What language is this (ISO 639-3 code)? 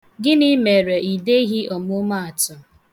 ibo